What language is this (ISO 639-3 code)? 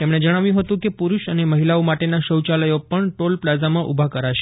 guj